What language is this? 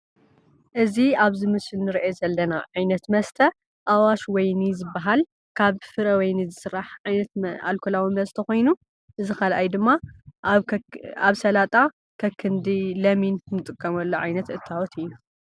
Tigrinya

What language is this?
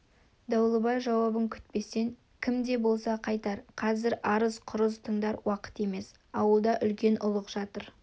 Kazakh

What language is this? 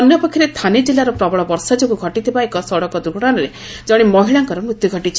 Odia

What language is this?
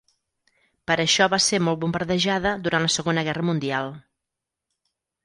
Catalan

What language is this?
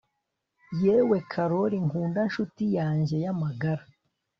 Kinyarwanda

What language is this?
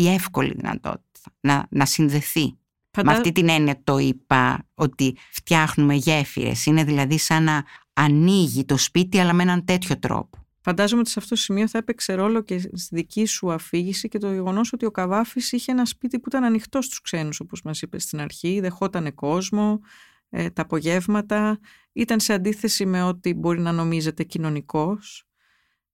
Greek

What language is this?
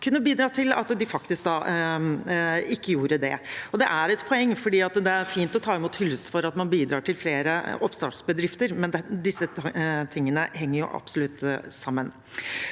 Norwegian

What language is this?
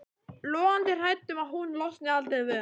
Icelandic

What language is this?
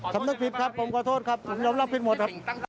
Thai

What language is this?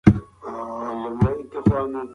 Pashto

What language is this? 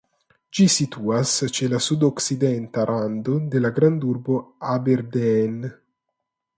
Esperanto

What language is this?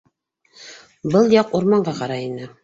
Bashkir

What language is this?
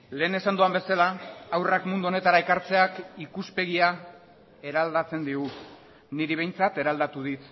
Basque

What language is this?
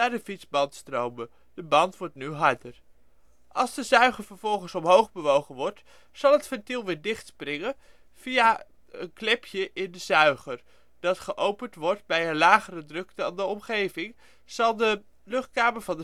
Dutch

